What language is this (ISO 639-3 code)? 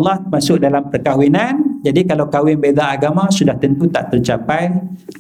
msa